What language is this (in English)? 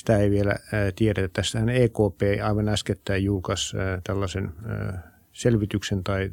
Finnish